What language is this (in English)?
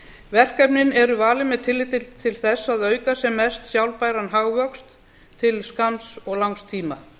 Icelandic